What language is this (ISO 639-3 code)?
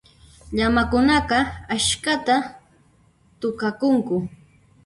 qxp